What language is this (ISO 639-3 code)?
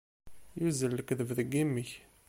kab